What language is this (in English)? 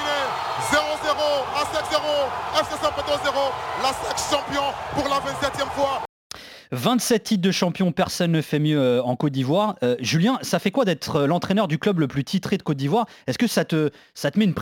French